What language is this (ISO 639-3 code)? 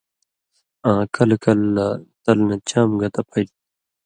mvy